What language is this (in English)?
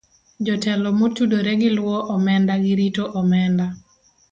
Luo (Kenya and Tanzania)